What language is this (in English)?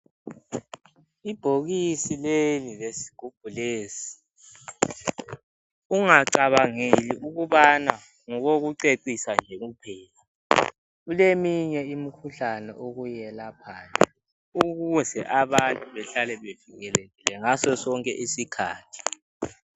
North Ndebele